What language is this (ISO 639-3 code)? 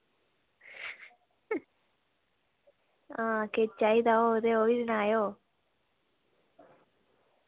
doi